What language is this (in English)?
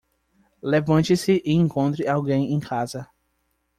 Portuguese